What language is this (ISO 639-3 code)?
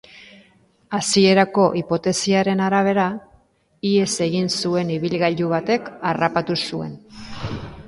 eus